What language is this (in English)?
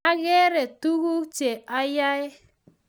Kalenjin